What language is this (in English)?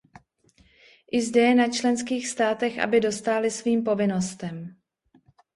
Czech